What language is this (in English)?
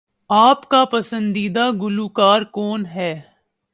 Urdu